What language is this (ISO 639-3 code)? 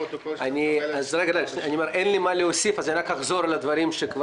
heb